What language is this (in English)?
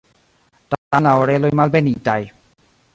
Esperanto